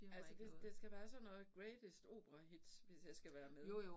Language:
Danish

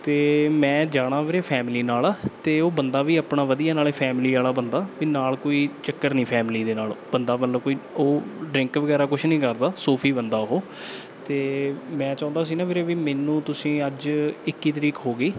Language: Punjabi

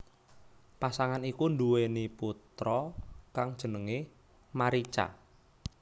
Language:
Javanese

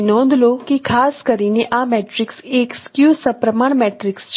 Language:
Gujarati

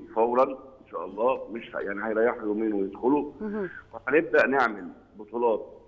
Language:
Arabic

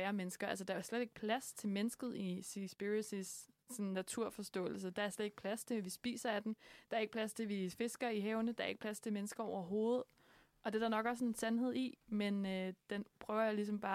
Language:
Danish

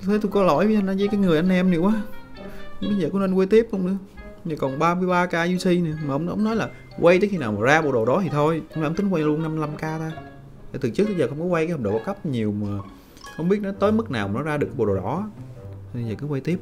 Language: Vietnamese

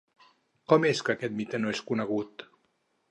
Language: Catalan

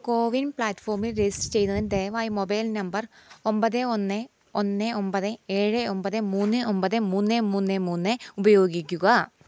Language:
Malayalam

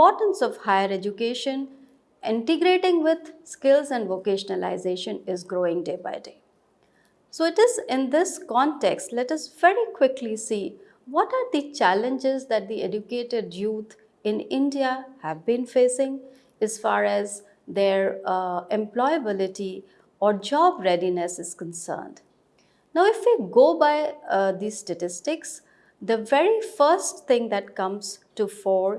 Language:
English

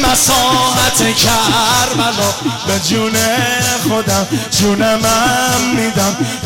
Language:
Persian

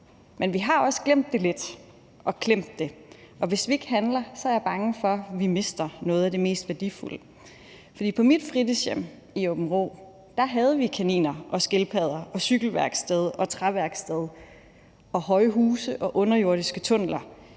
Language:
Danish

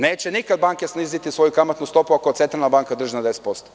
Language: Serbian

